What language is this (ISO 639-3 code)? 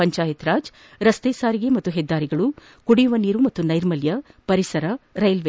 kan